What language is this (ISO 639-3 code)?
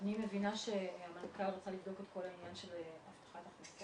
heb